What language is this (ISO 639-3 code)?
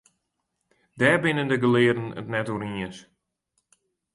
fry